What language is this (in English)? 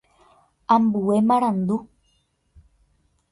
Guarani